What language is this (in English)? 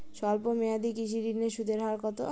Bangla